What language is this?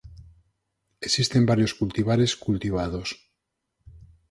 Galician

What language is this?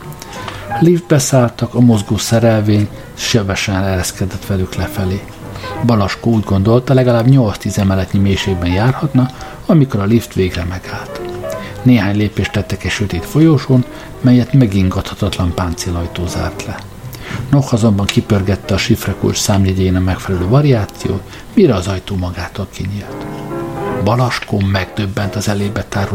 Hungarian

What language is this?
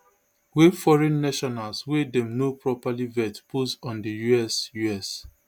Nigerian Pidgin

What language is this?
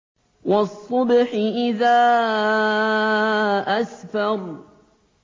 Arabic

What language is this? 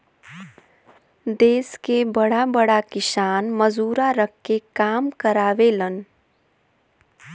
Bhojpuri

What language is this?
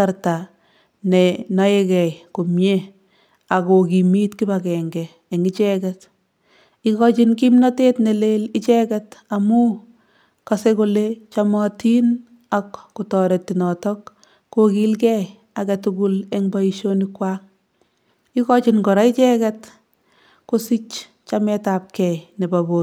Kalenjin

